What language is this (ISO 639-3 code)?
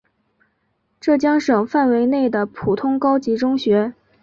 zho